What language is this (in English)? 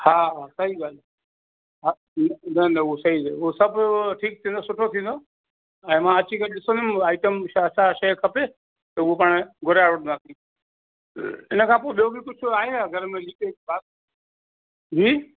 Sindhi